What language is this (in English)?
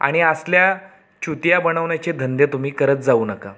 Marathi